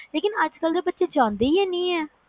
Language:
Punjabi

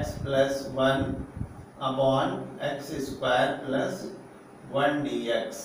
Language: Hindi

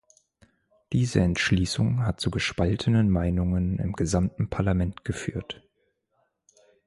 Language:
German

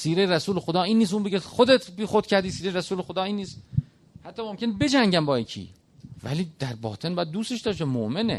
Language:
Persian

